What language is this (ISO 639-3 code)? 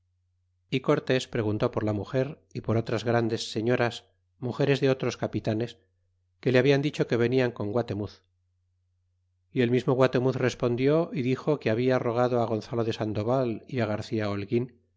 spa